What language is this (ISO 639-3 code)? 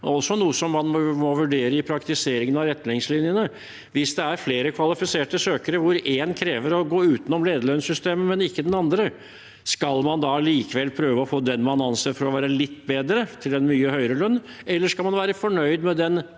nor